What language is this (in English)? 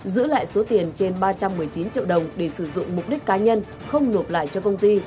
Vietnamese